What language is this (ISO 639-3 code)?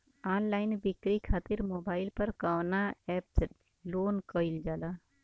bho